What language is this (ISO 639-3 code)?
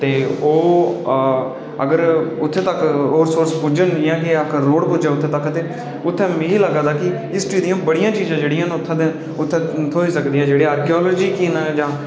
doi